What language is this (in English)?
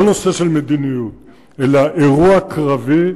Hebrew